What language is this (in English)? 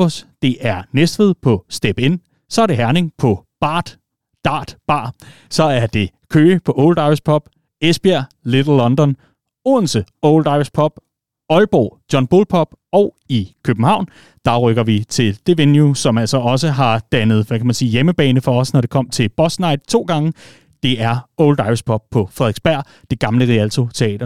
Danish